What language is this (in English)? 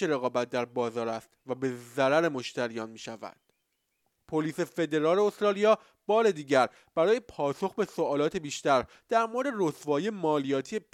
Persian